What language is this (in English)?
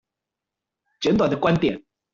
Chinese